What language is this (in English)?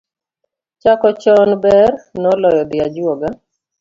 Luo (Kenya and Tanzania)